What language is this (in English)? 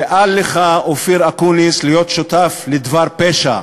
Hebrew